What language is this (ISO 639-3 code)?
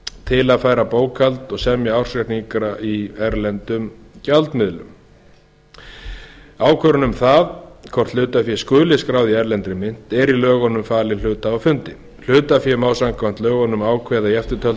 isl